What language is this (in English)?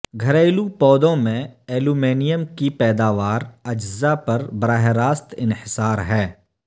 Urdu